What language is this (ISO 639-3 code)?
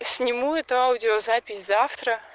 rus